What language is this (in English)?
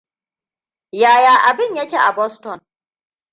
Hausa